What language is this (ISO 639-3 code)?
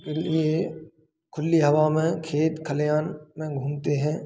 hin